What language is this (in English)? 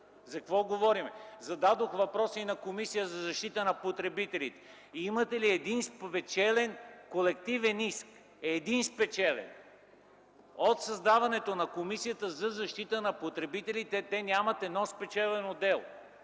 Bulgarian